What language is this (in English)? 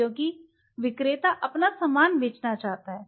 Hindi